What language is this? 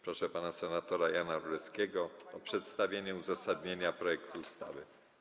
Polish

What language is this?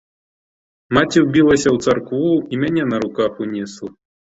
Belarusian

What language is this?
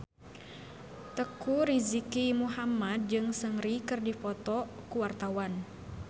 Sundanese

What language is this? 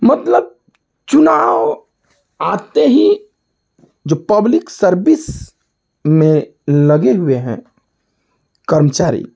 Hindi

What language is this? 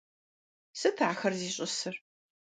Kabardian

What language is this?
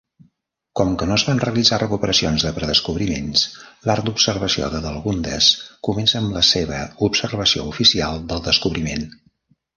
Catalan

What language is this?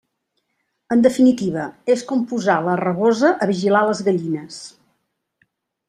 Catalan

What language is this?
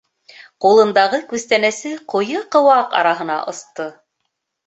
Bashkir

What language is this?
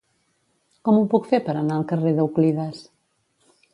Catalan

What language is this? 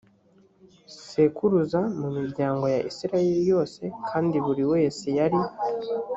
Kinyarwanda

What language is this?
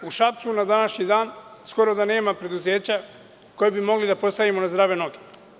Serbian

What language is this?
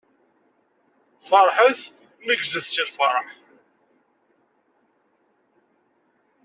Kabyle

